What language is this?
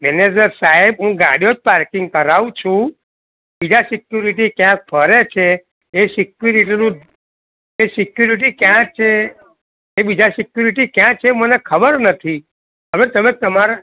Gujarati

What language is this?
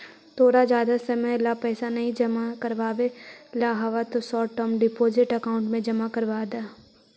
Magahi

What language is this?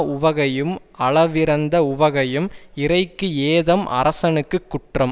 Tamil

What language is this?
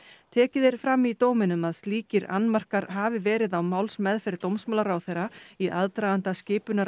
Icelandic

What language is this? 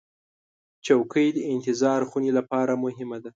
Pashto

